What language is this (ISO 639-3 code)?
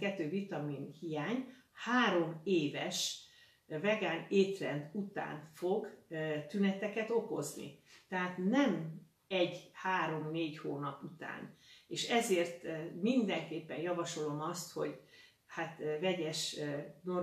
hun